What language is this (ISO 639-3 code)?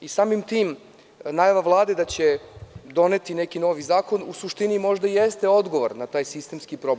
srp